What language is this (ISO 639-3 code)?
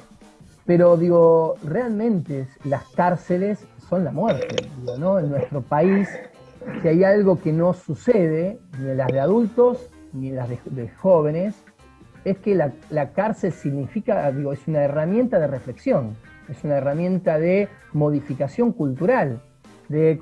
spa